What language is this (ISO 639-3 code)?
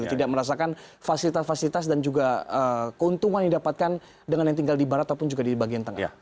ind